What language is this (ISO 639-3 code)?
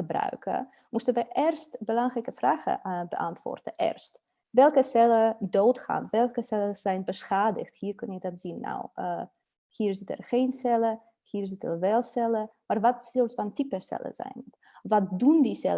nld